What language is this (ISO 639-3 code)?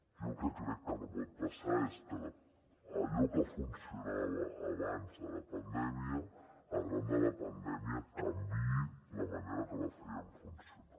cat